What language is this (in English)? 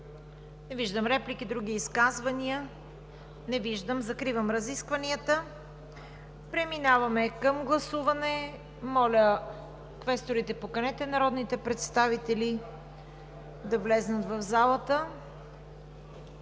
Bulgarian